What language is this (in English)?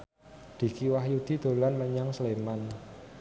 Javanese